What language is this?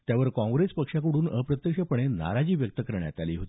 Marathi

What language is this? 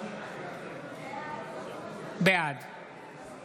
Hebrew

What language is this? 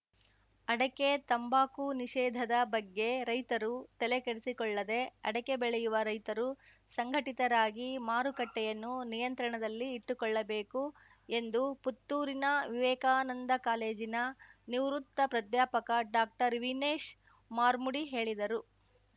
Kannada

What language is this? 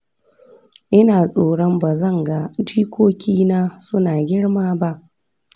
Hausa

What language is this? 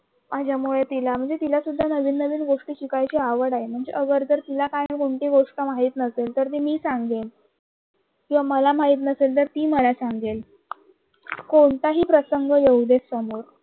Marathi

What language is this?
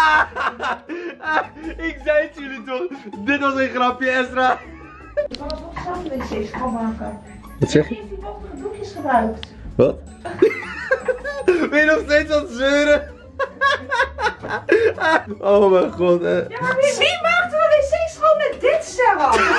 Dutch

